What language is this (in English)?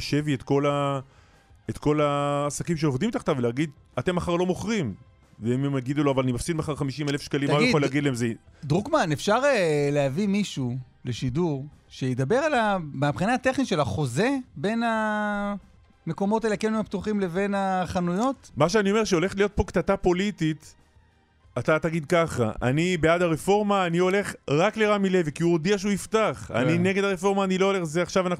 Hebrew